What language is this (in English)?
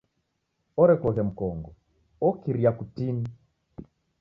Taita